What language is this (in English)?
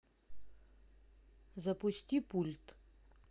Russian